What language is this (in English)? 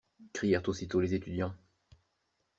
French